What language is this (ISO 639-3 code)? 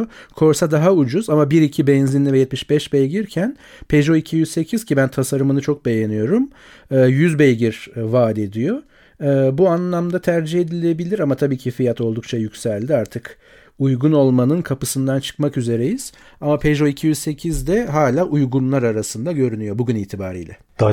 tur